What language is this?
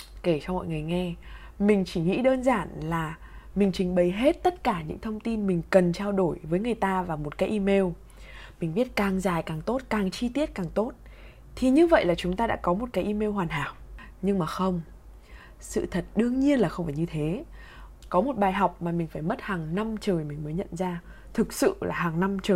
Vietnamese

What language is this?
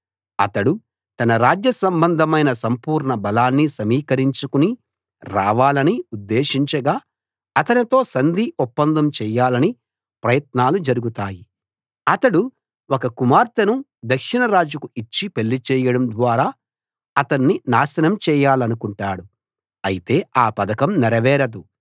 Telugu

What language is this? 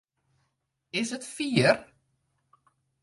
Western Frisian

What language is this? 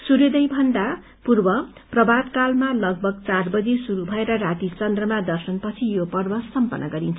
Nepali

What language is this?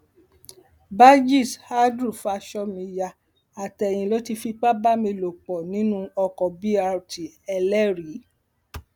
Yoruba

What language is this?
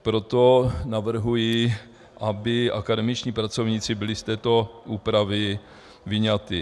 Czech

